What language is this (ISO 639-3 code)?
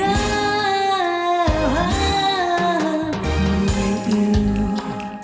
vie